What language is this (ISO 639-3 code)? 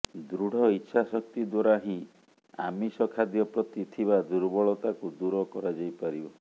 ori